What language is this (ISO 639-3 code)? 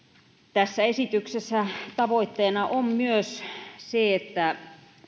fin